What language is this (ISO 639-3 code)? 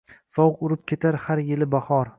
uzb